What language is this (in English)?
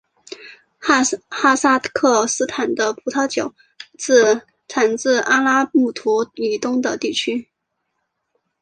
Chinese